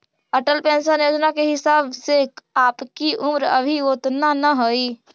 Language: Magahi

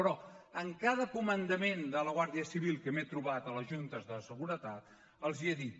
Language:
Catalan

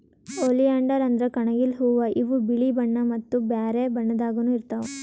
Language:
Kannada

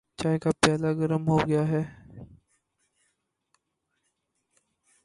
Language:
Urdu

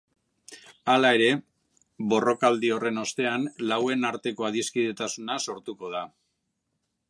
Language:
Basque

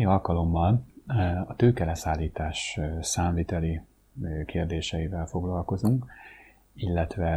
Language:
Hungarian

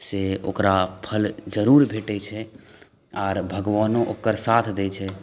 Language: Maithili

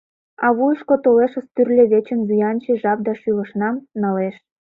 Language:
Mari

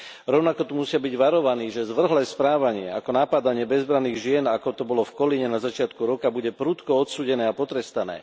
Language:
Slovak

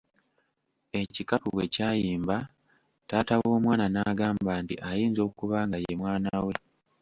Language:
Ganda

